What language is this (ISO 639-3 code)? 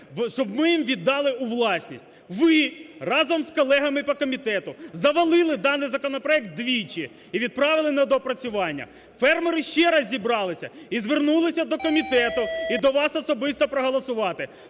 ukr